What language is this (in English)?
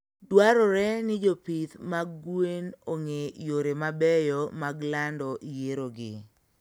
Luo (Kenya and Tanzania)